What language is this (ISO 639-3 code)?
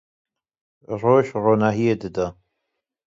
kur